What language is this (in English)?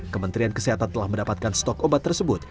Indonesian